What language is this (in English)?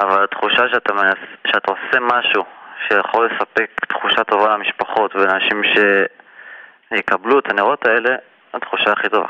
Hebrew